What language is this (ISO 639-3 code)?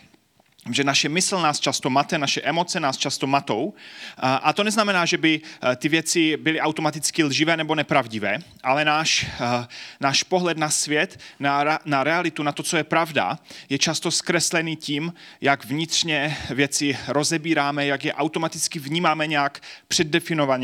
ces